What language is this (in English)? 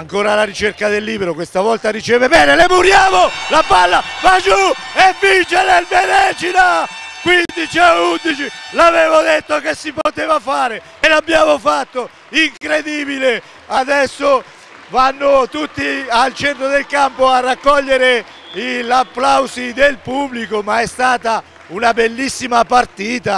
Italian